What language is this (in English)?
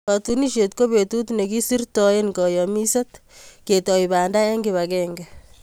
Kalenjin